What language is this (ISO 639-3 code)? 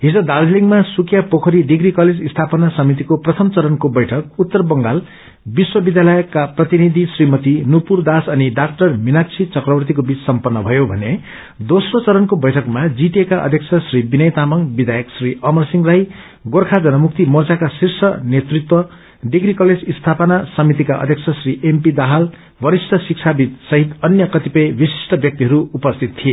nep